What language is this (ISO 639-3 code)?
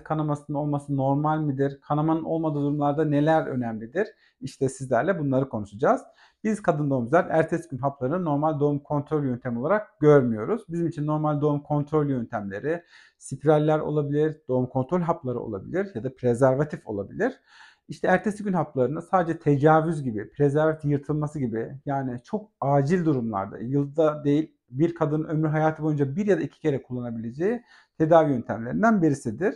tur